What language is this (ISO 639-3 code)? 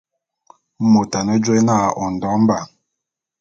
bum